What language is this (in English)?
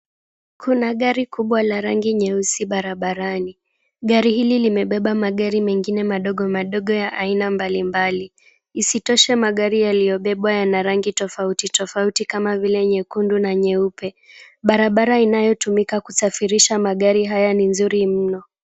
Swahili